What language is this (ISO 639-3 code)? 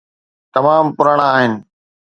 snd